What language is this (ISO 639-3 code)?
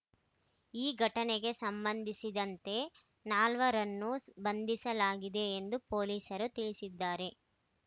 kan